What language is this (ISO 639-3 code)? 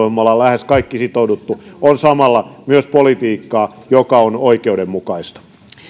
fin